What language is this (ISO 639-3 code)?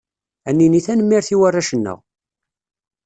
kab